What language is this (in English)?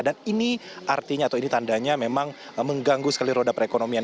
Indonesian